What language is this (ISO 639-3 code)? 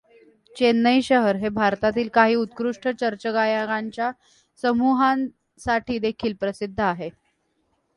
mar